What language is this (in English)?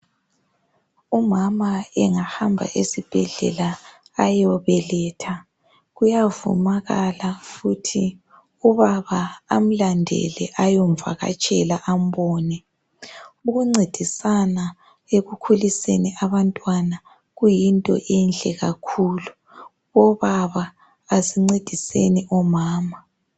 North Ndebele